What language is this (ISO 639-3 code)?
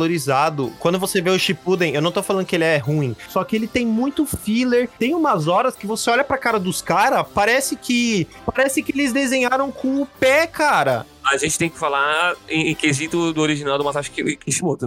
por